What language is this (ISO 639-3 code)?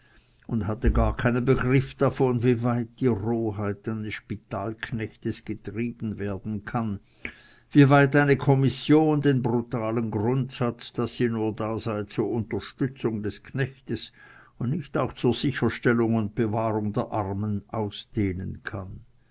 deu